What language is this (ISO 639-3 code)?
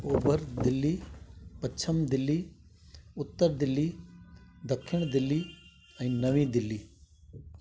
snd